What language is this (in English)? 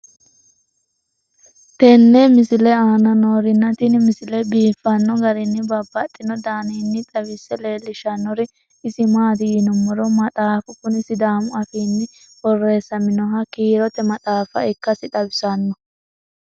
Sidamo